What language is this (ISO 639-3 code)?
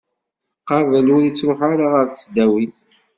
kab